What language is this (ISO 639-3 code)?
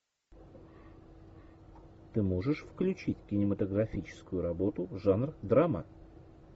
rus